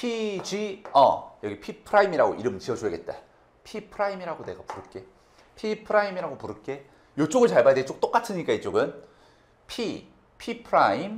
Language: Korean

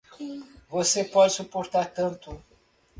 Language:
Portuguese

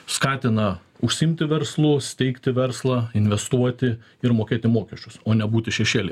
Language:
Lithuanian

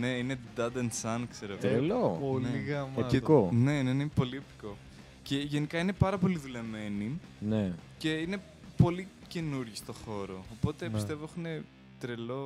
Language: Greek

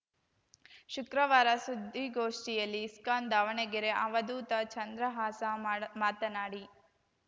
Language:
Kannada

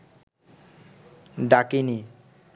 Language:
Bangla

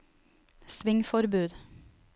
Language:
Norwegian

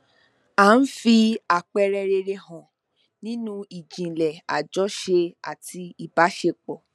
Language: Yoruba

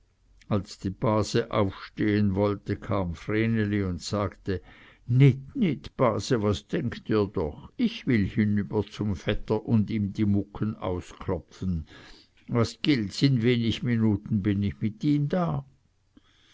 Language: German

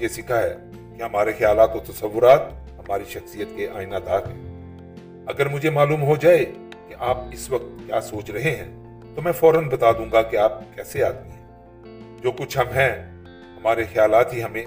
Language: Urdu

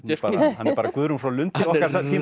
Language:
Icelandic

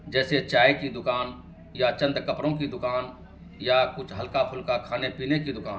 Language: Urdu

